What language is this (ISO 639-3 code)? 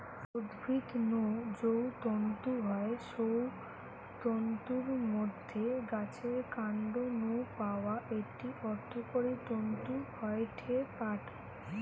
ben